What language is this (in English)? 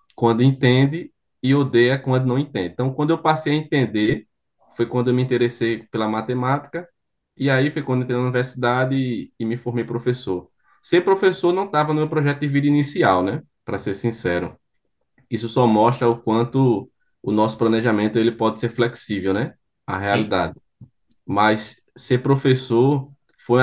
Portuguese